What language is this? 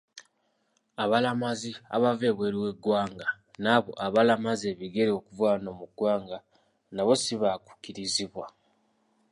Ganda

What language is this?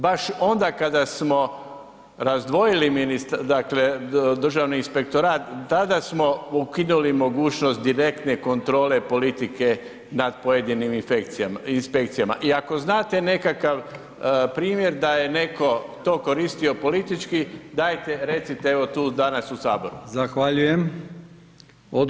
Croatian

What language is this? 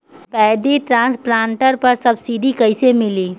Bhojpuri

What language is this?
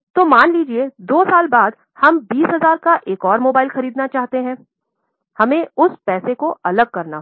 Hindi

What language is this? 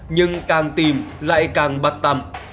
Vietnamese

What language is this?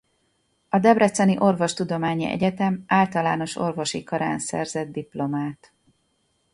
Hungarian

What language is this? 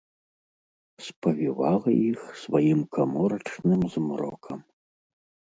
Belarusian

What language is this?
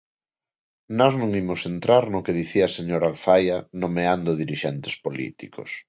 Galician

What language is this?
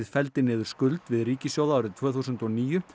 Icelandic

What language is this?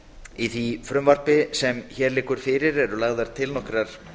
Icelandic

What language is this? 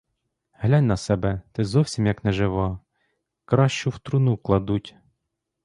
Ukrainian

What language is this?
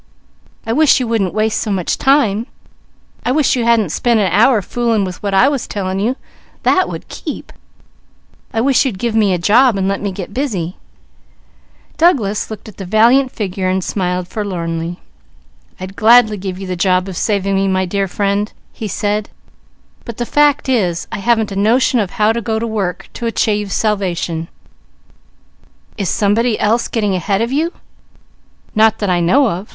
English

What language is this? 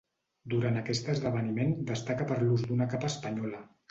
Catalan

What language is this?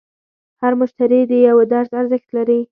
Pashto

